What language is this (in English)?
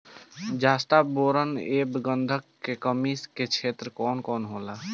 Bhojpuri